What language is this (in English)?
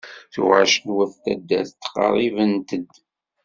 Kabyle